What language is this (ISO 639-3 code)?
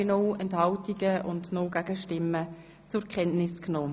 gsw